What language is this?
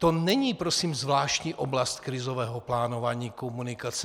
Czech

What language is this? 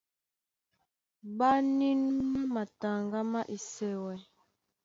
Duala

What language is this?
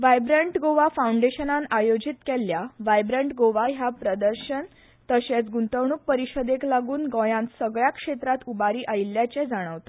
Konkani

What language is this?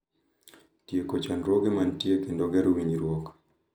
Luo (Kenya and Tanzania)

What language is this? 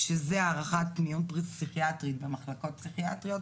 Hebrew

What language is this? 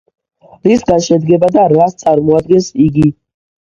Georgian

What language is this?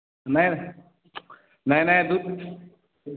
Maithili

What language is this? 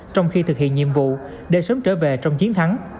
Vietnamese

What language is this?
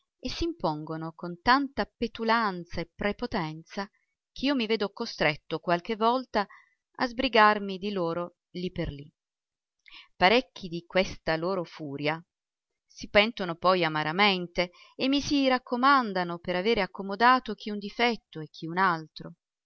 Italian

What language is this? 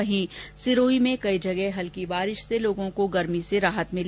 Hindi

